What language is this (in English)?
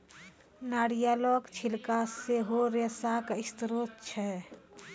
Maithili